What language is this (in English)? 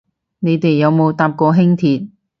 Cantonese